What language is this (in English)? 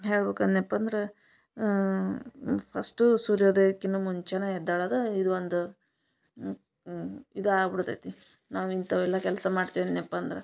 Kannada